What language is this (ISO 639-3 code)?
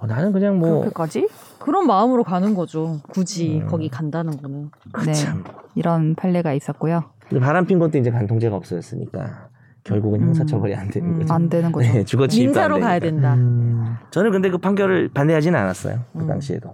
kor